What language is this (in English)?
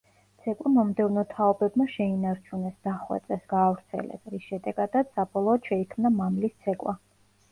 Georgian